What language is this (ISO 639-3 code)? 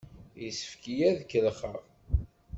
kab